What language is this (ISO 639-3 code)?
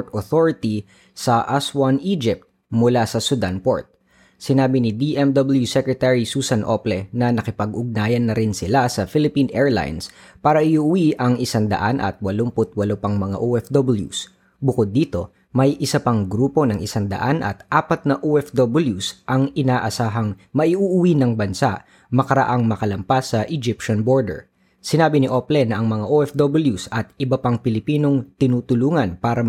fil